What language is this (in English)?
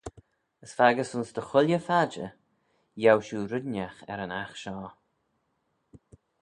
Manx